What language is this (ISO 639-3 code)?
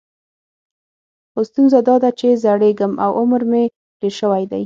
pus